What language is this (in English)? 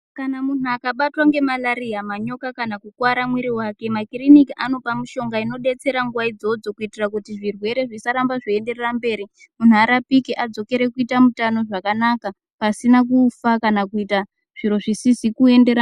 Ndau